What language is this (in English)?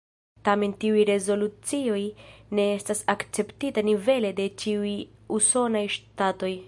Esperanto